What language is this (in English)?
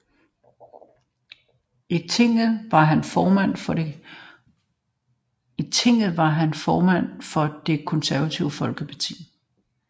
Danish